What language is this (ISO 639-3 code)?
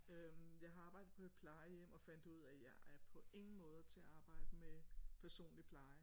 dan